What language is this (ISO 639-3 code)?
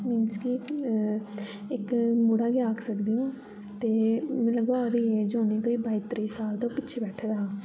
doi